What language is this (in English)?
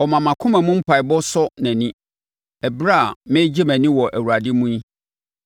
Akan